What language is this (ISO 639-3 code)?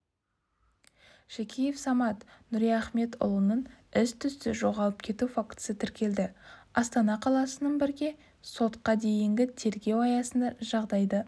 kaz